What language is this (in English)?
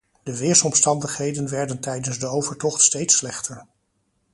Dutch